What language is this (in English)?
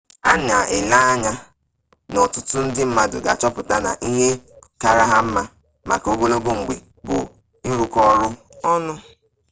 Igbo